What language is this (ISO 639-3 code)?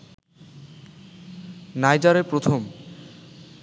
ben